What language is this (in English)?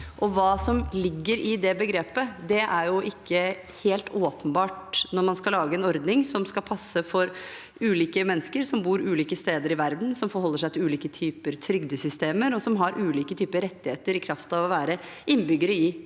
Norwegian